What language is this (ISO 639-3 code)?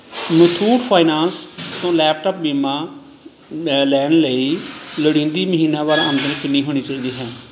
pan